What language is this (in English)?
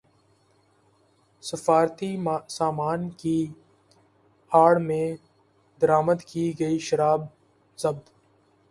Urdu